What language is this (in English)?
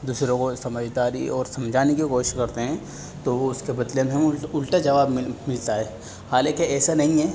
Urdu